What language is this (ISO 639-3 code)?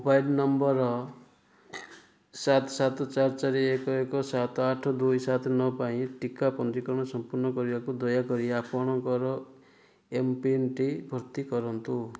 ori